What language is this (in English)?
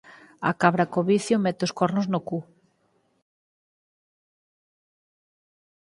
Galician